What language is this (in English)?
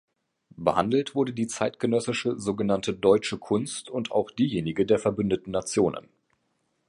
German